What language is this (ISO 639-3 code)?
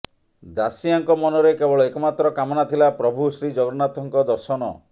ori